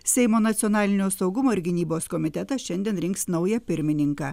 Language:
Lithuanian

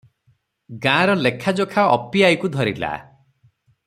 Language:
Odia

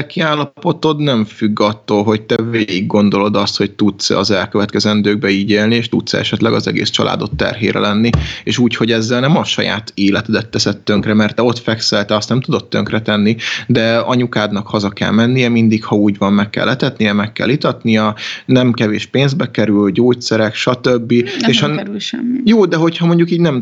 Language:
Hungarian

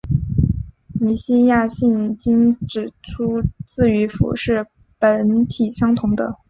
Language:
Chinese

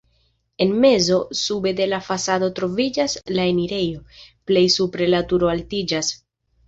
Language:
Esperanto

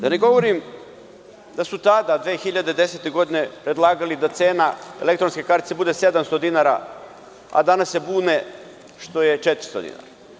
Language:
Serbian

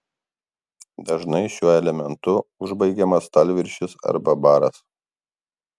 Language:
Lithuanian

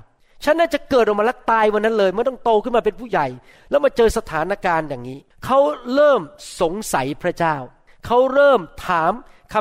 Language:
Thai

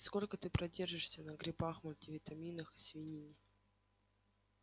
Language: Russian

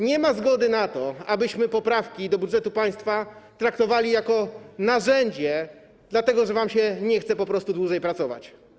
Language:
Polish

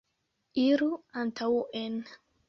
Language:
Esperanto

